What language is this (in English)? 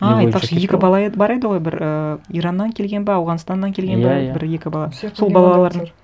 Kazakh